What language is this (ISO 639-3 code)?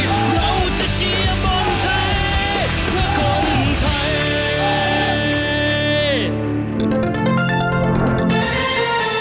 tha